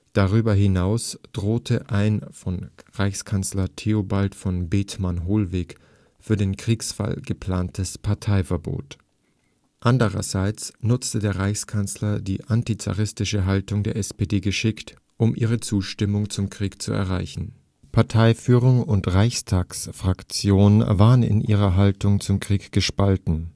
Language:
German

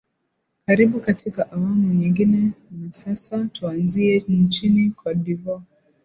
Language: Swahili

